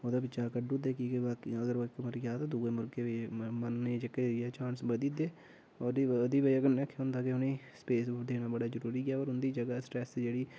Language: Dogri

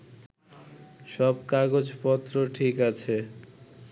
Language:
Bangla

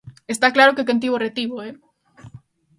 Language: Galician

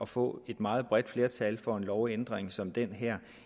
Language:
Danish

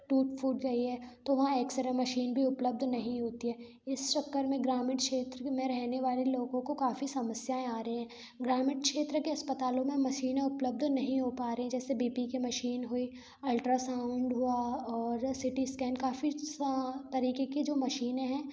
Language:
Hindi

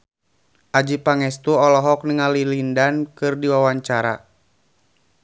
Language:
Sundanese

